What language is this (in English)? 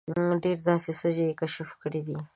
Pashto